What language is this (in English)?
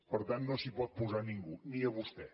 Catalan